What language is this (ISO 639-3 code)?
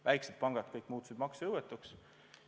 est